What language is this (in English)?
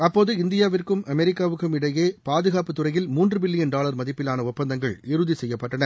Tamil